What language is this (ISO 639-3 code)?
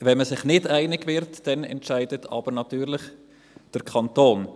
gsw